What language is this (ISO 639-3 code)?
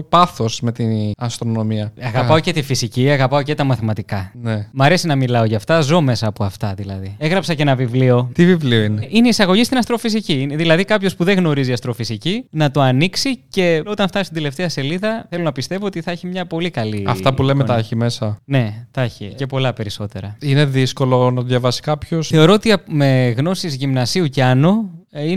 ell